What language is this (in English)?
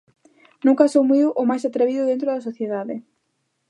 Galician